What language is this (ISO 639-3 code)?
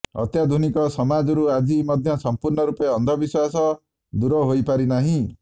ori